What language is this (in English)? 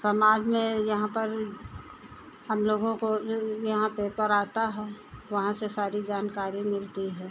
Hindi